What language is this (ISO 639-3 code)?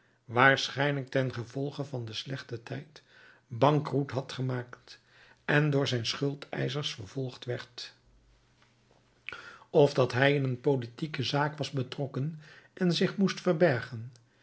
nld